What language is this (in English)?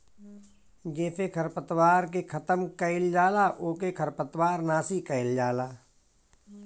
Bhojpuri